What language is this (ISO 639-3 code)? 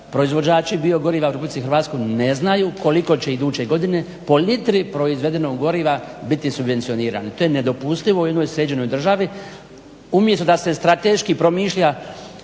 hrv